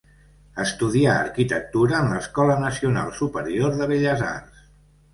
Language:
Catalan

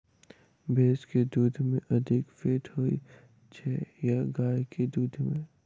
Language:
Maithili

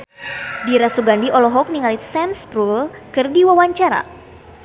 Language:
Sundanese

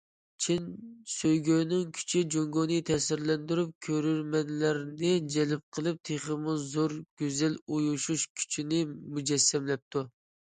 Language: Uyghur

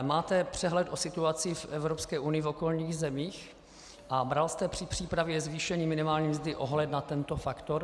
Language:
Czech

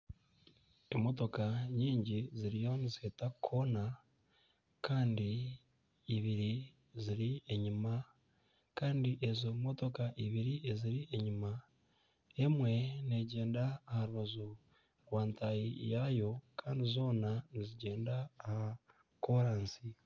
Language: Nyankole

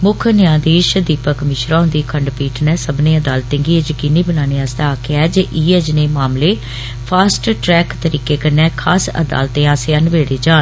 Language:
Dogri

